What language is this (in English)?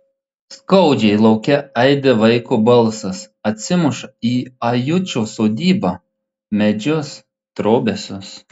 Lithuanian